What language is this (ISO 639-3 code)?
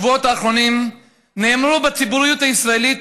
heb